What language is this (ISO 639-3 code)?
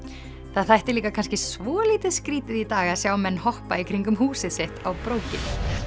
isl